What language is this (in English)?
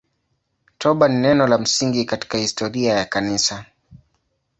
Swahili